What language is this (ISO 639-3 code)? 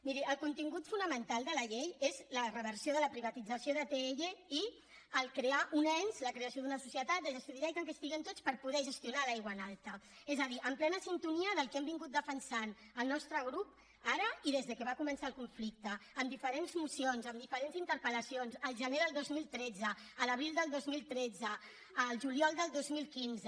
cat